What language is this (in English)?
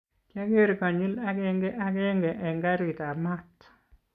Kalenjin